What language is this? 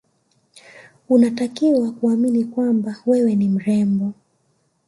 Swahili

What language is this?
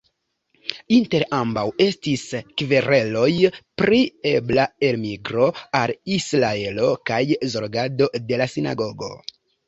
Esperanto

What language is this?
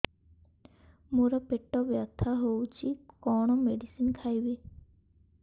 Odia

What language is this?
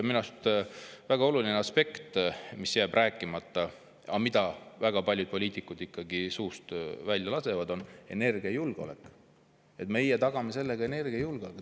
Estonian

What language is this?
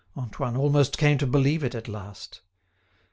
English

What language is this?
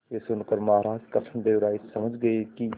Hindi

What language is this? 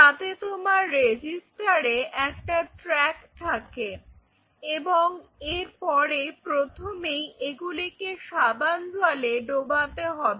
Bangla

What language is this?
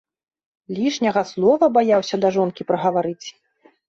Belarusian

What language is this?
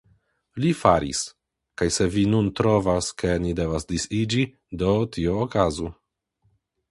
Esperanto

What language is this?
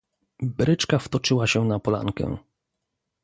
Polish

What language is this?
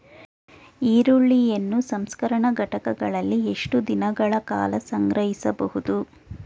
Kannada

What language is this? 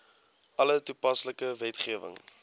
Afrikaans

